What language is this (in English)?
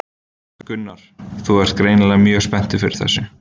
Icelandic